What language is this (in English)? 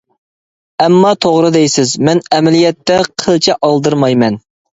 Uyghur